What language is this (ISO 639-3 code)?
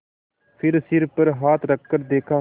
hin